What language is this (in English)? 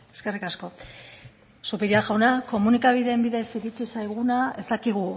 Basque